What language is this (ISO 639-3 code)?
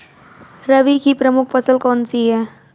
hin